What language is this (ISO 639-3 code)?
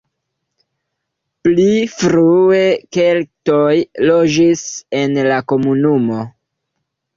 epo